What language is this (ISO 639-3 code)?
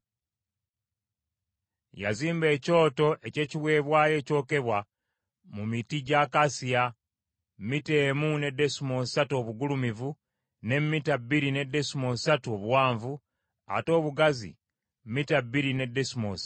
lug